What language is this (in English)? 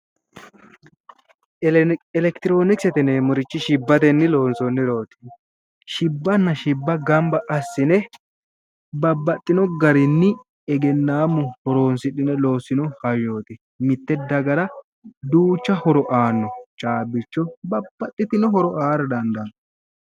Sidamo